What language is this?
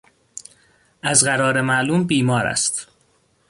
Persian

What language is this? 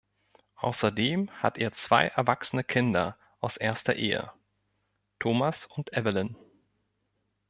German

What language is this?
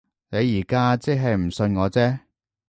Cantonese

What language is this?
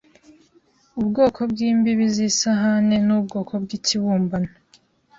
Kinyarwanda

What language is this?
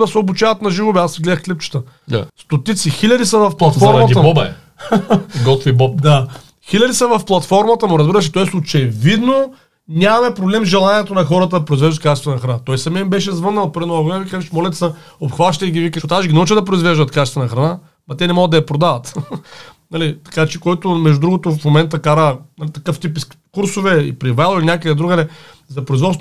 Bulgarian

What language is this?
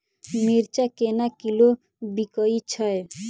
Maithili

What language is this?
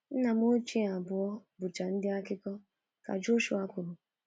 Igbo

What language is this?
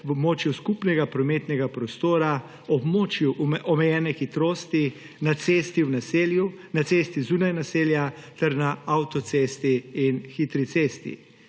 Slovenian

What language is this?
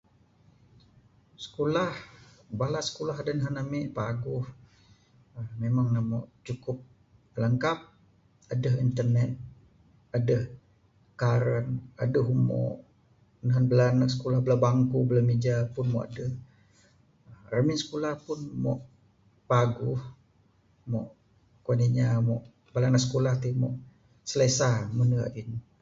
Bukar-Sadung Bidayuh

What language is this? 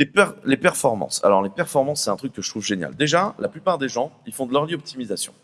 French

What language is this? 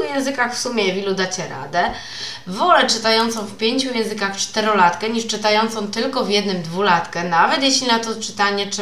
Polish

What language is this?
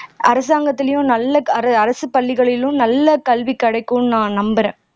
Tamil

